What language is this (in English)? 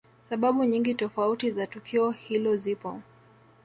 Swahili